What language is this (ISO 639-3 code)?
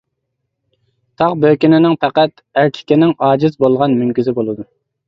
uig